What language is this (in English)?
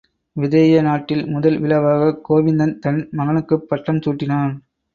Tamil